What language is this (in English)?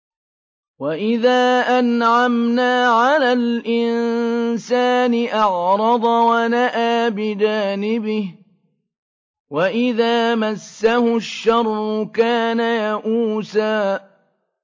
Arabic